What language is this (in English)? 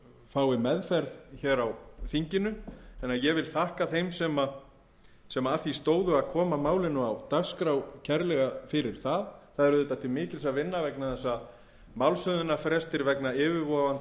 Icelandic